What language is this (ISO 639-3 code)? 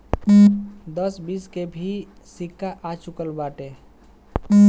bho